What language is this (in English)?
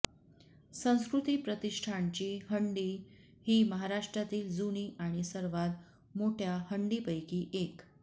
Marathi